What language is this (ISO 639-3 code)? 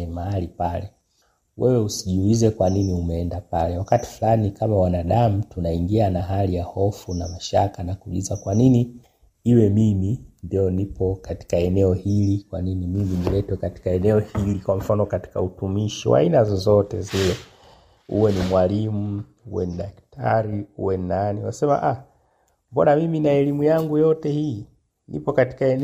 swa